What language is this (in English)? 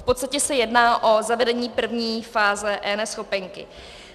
Czech